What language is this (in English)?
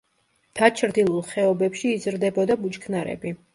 Georgian